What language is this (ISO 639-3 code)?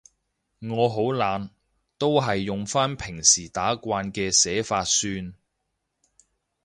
yue